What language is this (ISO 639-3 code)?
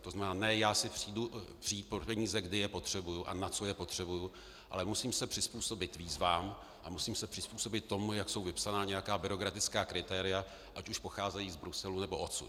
ces